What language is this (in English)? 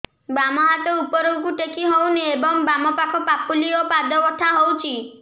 Odia